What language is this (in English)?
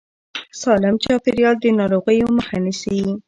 Pashto